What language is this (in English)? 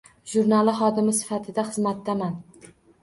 Uzbek